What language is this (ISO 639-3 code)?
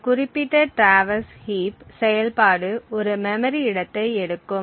tam